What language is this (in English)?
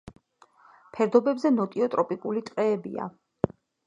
Georgian